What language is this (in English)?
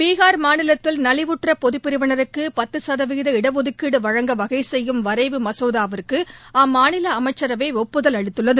Tamil